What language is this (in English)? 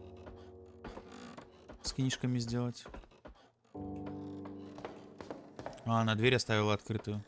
Russian